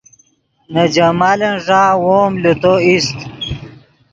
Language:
Yidgha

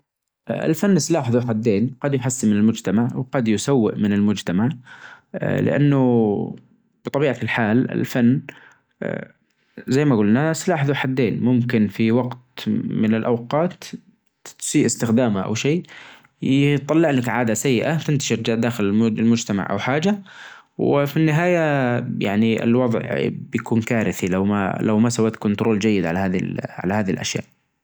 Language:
Najdi Arabic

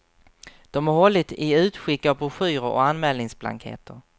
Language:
Swedish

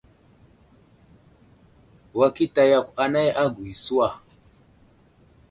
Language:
Wuzlam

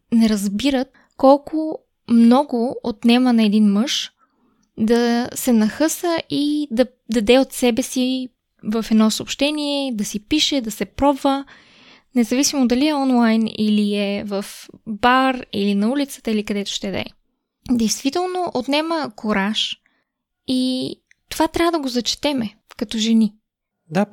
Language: Bulgarian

